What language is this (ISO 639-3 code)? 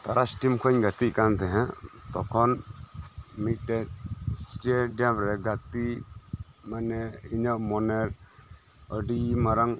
sat